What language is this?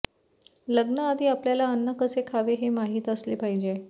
Marathi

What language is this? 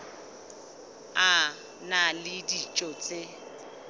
Southern Sotho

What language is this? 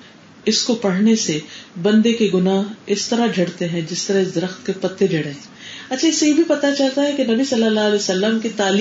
Urdu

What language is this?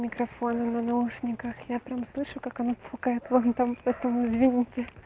Russian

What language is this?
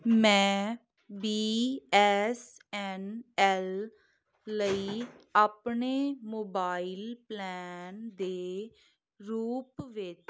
Punjabi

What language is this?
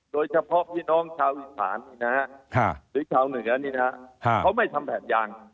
Thai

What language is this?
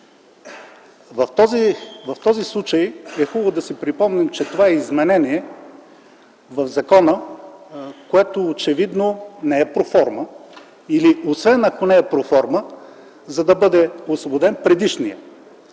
Bulgarian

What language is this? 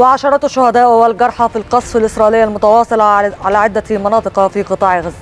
Arabic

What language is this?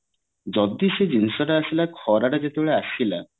Odia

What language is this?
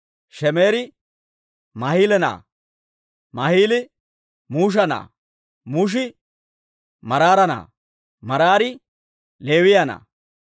Dawro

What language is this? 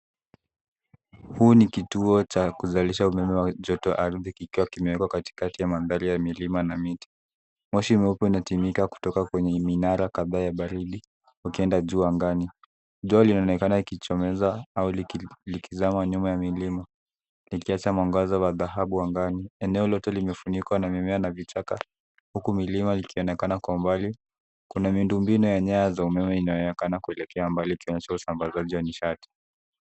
Swahili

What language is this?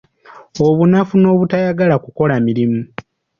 Ganda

